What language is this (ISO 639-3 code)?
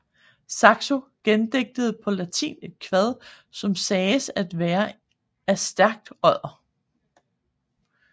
dan